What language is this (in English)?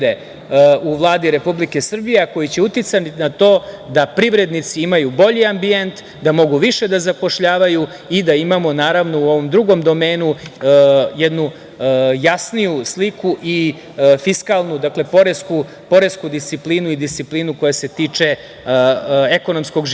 Serbian